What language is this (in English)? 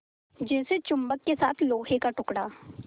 Hindi